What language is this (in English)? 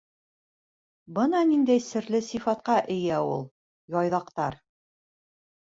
Bashkir